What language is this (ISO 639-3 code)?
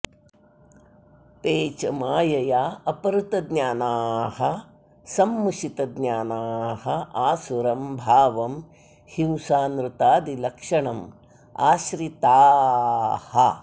san